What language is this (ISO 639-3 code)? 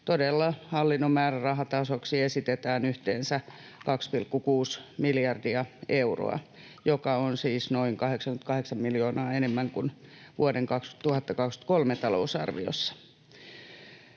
fin